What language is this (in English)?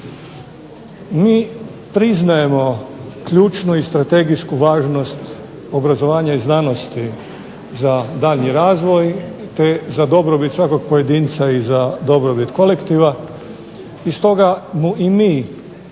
Croatian